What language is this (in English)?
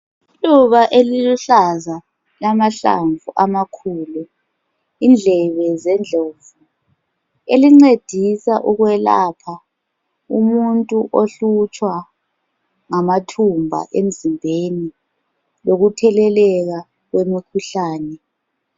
North Ndebele